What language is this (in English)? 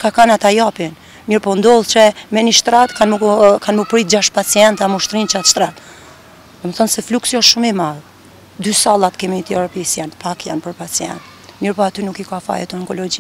Romanian